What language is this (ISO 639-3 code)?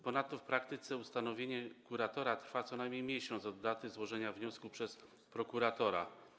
pol